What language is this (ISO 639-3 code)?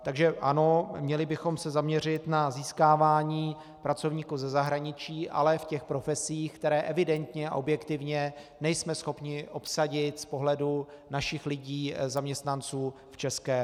ces